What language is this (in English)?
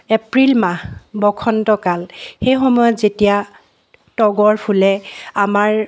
Assamese